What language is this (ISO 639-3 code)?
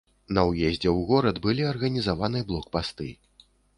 bel